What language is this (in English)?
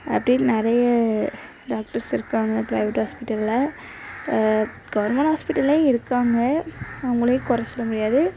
Tamil